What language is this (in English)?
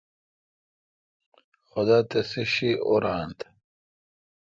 Kalkoti